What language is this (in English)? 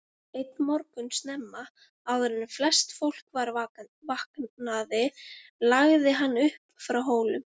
Icelandic